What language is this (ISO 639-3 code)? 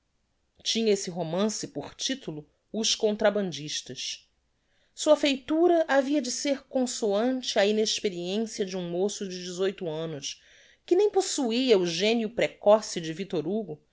por